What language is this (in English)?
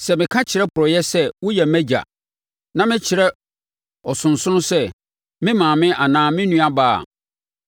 Akan